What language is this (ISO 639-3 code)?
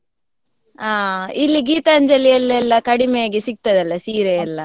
kan